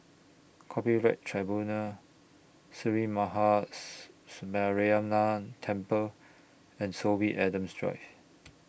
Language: English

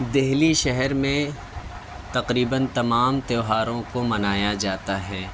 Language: Urdu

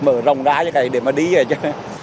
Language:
Vietnamese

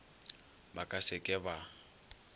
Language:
Northern Sotho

